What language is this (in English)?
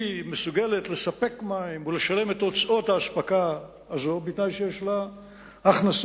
Hebrew